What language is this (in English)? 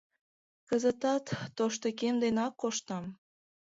Mari